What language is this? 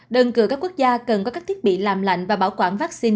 Vietnamese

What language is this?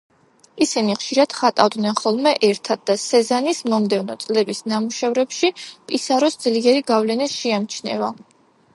Georgian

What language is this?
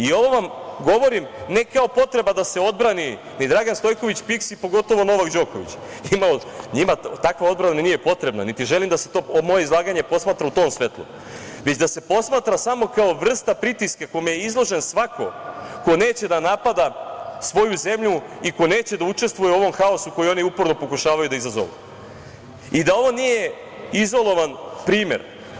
Serbian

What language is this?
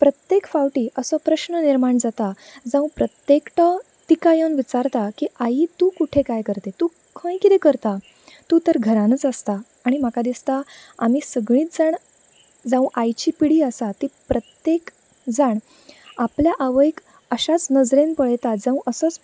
Konkani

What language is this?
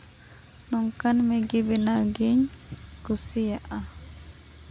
Santali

